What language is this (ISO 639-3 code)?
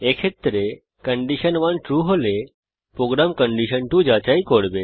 ben